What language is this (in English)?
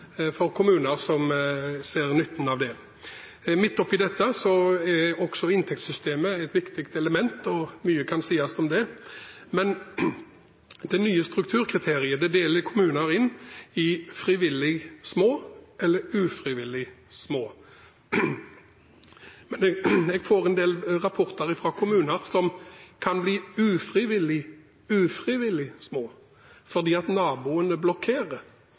Norwegian Bokmål